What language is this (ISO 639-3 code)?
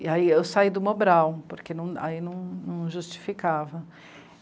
por